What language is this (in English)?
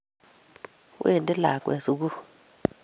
Kalenjin